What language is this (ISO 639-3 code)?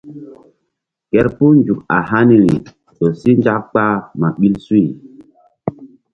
mdd